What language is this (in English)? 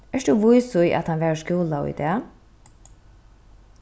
Faroese